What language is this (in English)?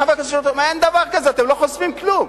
Hebrew